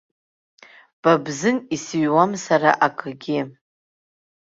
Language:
Abkhazian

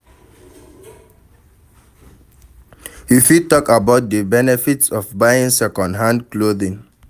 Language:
Nigerian Pidgin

